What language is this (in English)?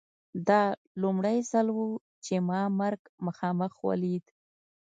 Pashto